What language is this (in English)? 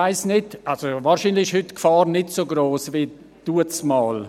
Swiss German